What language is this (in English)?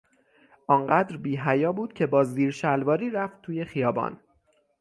Persian